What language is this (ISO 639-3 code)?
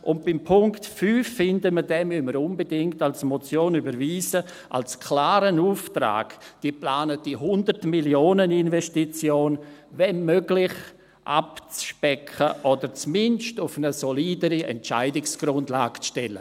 gsw